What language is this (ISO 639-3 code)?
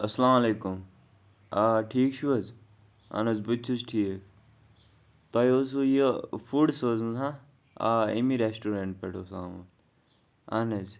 kas